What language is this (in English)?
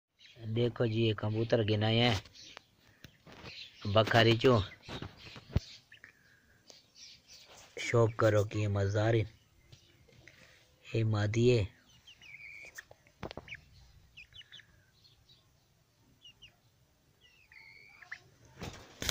Indonesian